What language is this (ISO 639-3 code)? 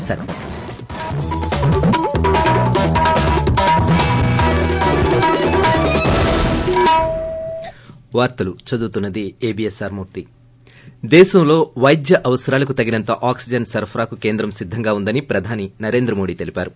tel